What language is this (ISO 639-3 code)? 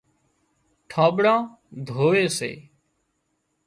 kxp